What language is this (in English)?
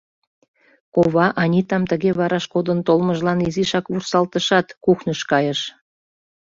Mari